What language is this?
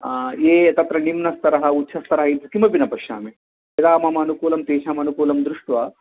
Sanskrit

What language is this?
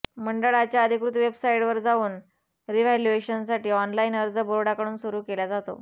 Marathi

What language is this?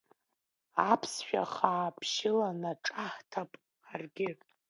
Abkhazian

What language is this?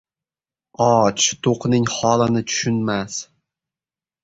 Uzbek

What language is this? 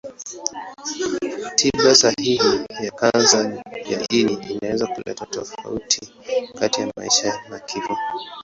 Swahili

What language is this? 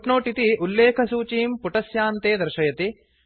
Sanskrit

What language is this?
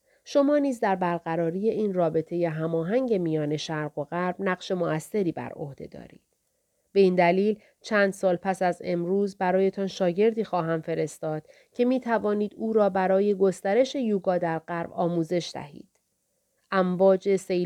Persian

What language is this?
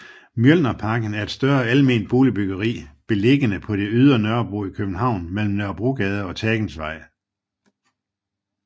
Danish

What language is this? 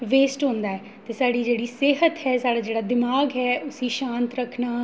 Dogri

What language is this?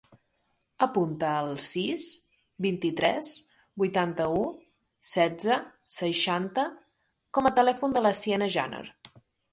Catalan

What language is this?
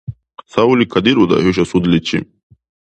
Dargwa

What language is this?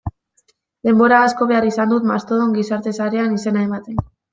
Basque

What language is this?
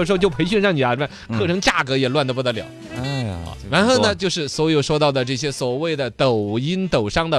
Chinese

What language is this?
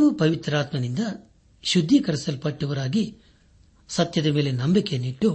Kannada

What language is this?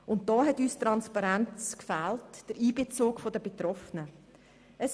Swiss German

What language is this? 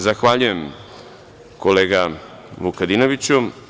Serbian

